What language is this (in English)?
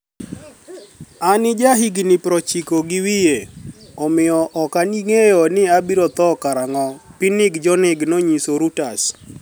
Luo (Kenya and Tanzania)